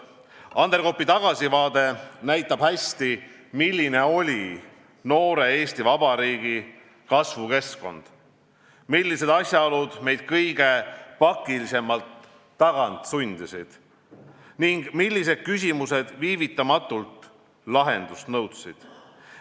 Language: Estonian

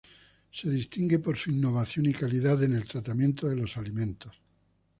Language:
Spanish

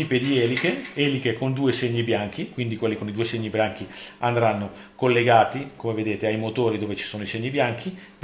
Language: Italian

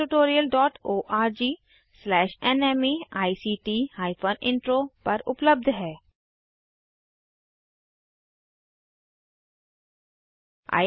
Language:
Hindi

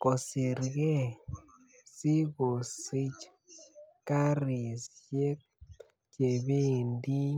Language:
Kalenjin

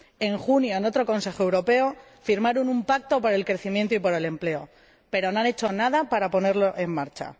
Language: Spanish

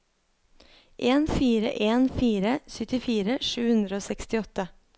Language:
Norwegian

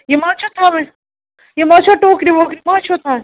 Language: Kashmiri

